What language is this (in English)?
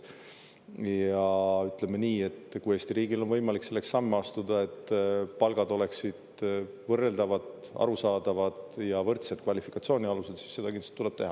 Estonian